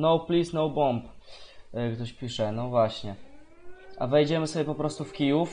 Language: Polish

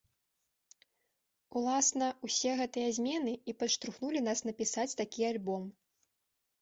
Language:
Belarusian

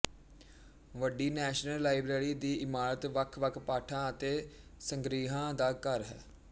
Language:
Punjabi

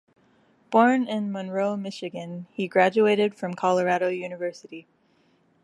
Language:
English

